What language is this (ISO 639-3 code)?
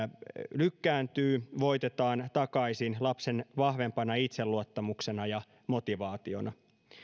fin